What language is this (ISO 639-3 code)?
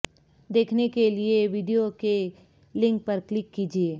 urd